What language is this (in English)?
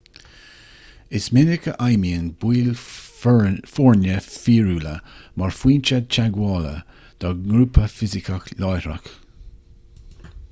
Irish